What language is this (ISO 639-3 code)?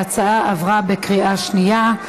heb